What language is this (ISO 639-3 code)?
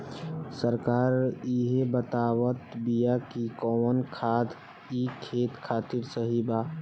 bho